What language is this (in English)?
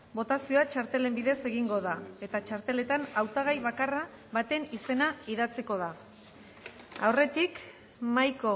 Basque